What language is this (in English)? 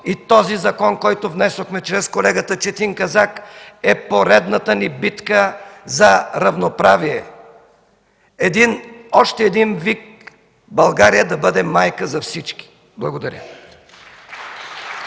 Bulgarian